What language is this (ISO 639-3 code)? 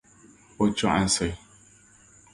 dag